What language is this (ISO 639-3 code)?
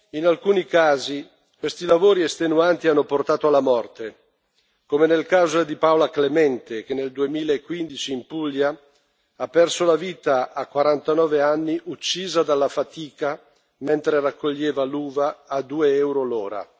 ita